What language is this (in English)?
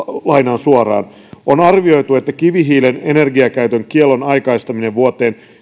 Finnish